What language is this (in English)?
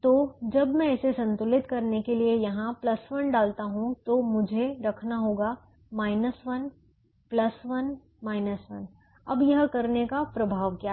Hindi